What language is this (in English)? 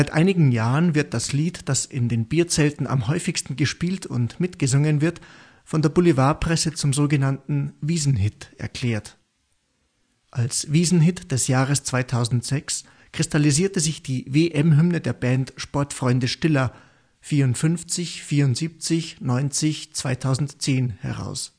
German